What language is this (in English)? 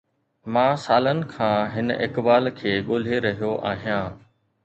Sindhi